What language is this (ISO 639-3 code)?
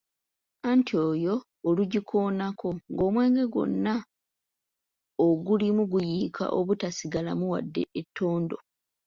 lug